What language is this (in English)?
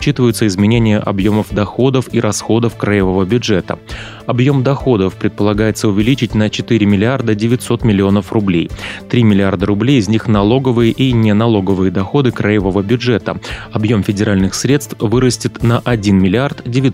Russian